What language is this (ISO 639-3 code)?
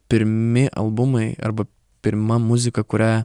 lit